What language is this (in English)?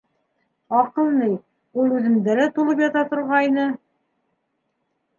Bashkir